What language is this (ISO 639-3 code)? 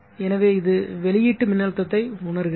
tam